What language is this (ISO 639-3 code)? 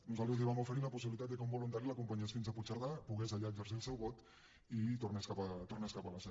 cat